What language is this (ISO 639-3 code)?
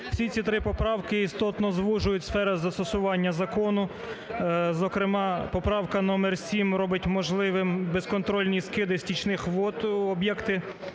ukr